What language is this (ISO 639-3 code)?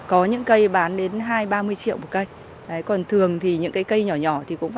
vie